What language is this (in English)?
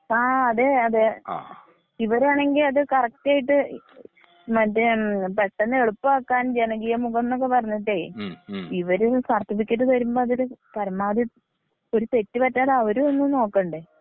Malayalam